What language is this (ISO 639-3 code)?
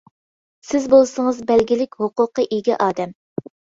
uig